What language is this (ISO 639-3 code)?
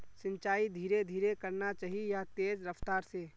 mag